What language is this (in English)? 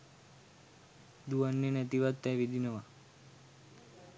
Sinhala